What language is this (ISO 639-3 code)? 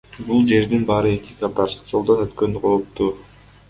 kir